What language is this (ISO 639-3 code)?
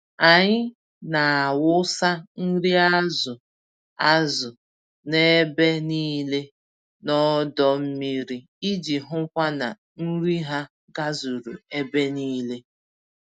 ibo